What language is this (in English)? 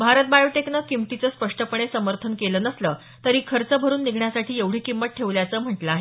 Marathi